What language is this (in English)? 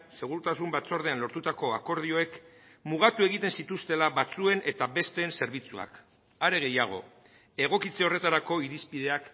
Basque